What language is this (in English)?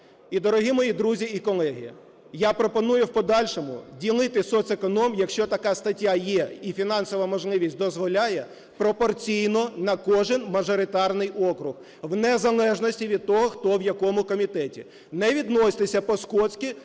Ukrainian